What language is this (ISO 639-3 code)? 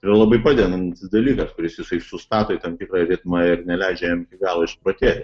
lit